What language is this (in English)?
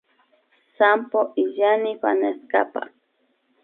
Imbabura Highland Quichua